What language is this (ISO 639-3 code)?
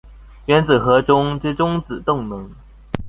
zho